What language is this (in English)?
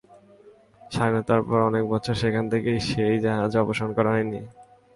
Bangla